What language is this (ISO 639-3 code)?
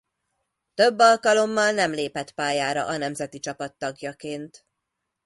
hun